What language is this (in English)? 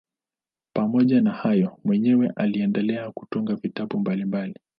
Swahili